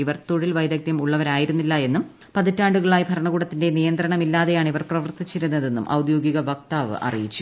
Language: Malayalam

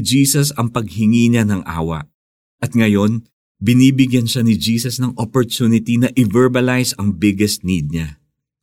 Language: Filipino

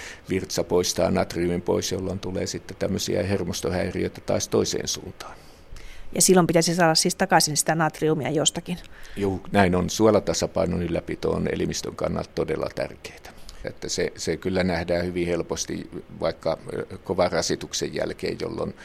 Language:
Finnish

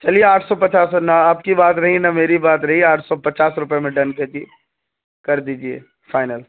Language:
Urdu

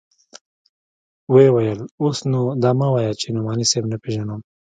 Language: Pashto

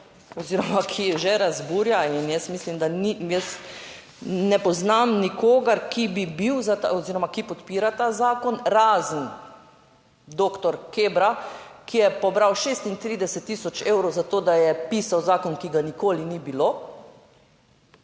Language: Slovenian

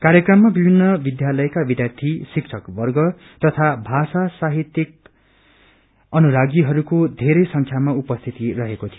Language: Nepali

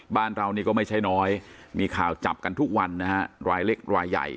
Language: Thai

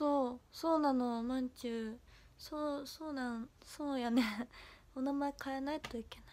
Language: Japanese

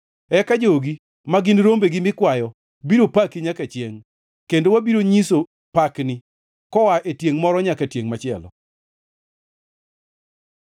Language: Luo (Kenya and Tanzania)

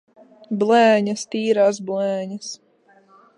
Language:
Latvian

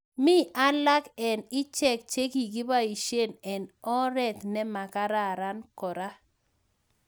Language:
Kalenjin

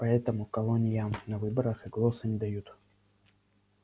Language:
Russian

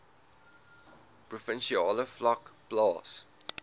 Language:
Afrikaans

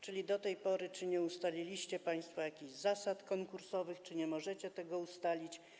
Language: Polish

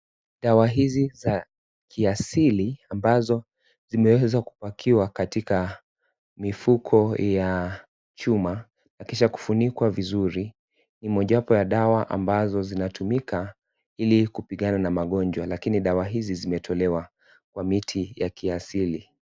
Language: Swahili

